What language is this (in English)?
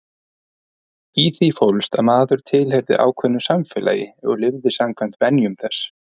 Icelandic